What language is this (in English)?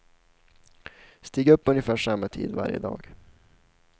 Swedish